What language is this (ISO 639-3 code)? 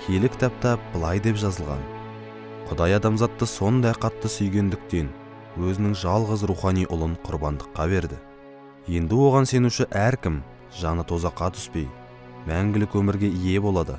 tur